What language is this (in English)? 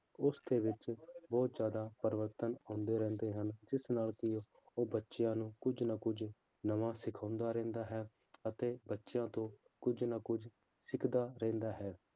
Punjabi